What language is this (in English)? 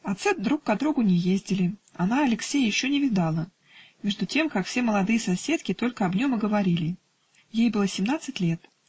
Russian